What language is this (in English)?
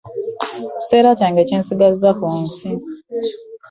Ganda